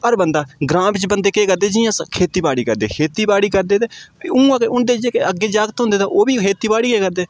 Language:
Dogri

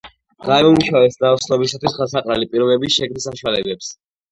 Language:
Georgian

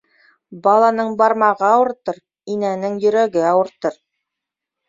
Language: Bashkir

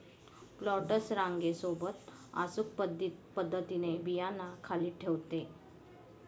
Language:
Marathi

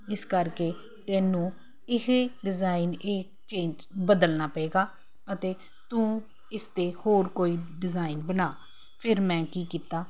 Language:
Punjabi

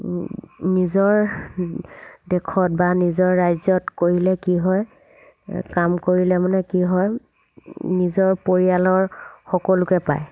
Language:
Assamese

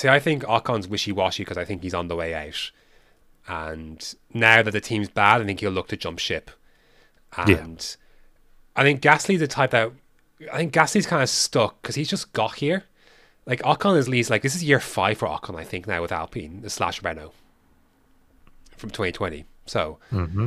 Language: English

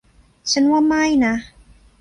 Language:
Thai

